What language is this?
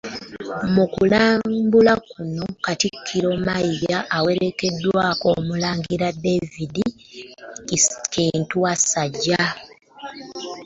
Ganda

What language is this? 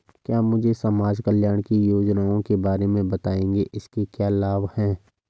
Hindi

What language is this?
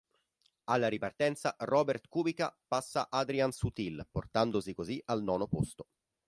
Italian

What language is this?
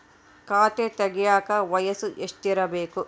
Kannada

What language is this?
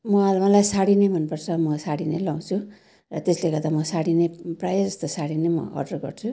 Nepali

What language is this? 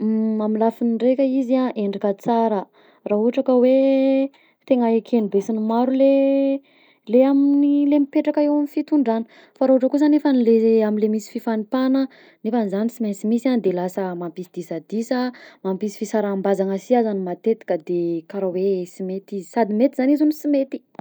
Southern Betsimisaraka Malagasy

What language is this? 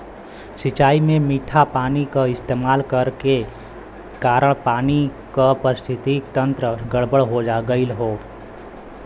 Bhojpuri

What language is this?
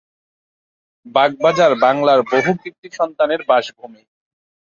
Bangla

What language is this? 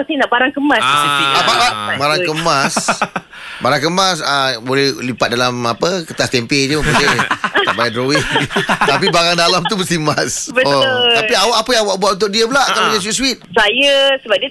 Malay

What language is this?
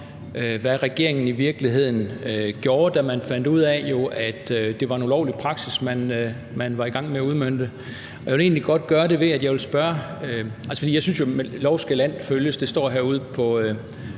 Danish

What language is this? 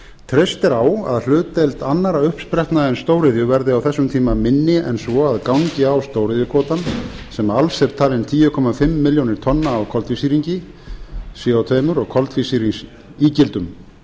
Icelandic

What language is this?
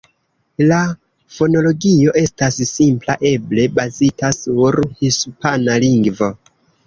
Esperanto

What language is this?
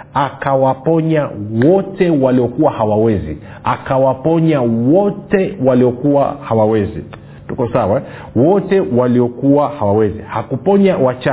Swahili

